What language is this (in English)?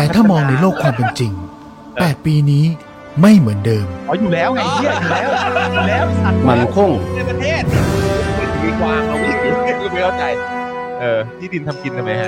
Thai